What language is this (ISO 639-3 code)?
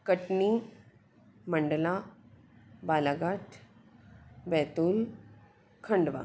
hin